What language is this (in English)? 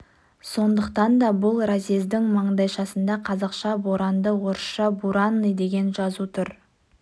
Kazakh